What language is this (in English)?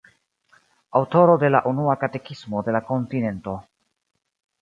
Esperanto